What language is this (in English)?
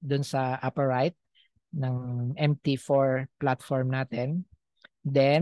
Filipino